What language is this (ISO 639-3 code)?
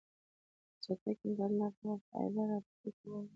pus